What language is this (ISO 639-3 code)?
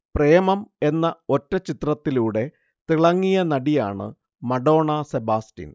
mal